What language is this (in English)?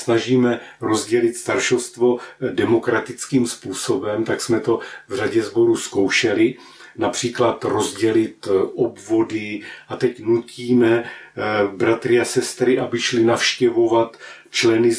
Czech